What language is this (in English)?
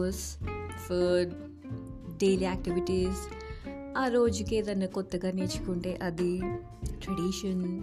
Telugu